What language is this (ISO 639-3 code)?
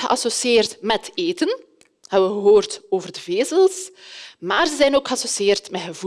nld